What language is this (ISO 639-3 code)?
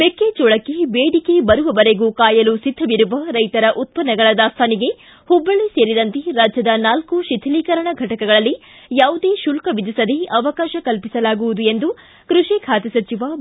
kan